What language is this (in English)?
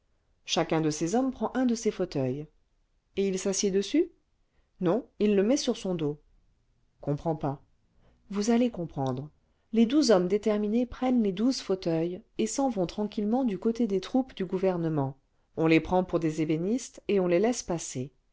French